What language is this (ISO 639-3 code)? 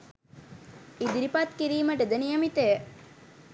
sin